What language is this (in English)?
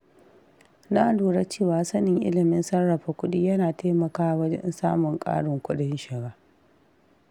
Hausa